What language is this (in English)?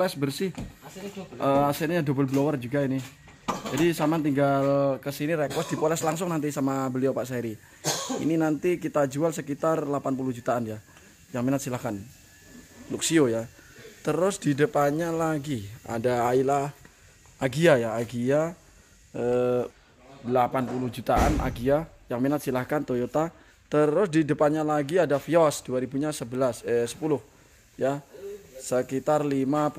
Indonesian